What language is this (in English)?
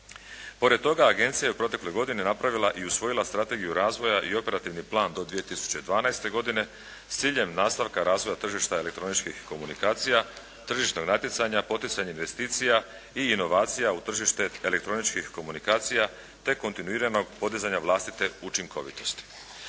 Croatian